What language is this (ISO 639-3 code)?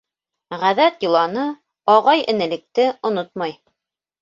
bak